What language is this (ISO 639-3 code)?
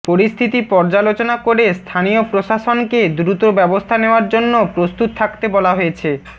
ben